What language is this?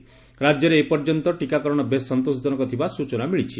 Odia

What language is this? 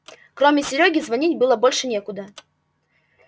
Russian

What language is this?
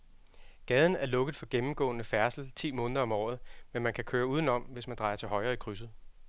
Danish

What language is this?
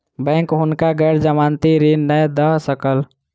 Maithili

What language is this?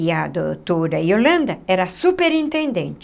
Portuguese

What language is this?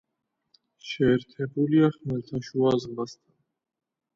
Georgian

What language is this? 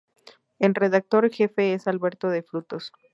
Spanish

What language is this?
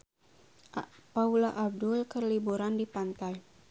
Sundanese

